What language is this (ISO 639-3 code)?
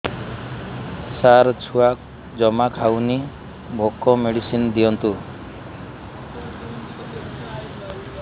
ori